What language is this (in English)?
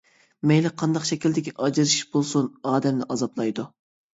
Uyghur